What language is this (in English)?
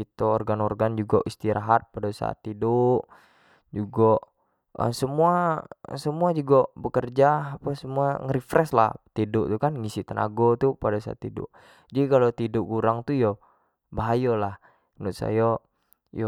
Jambi Malay